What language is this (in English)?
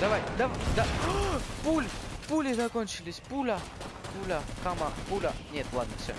Russian